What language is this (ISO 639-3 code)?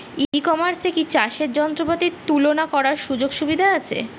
ben